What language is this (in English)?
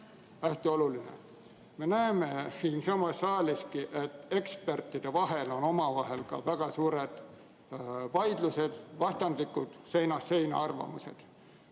Estonian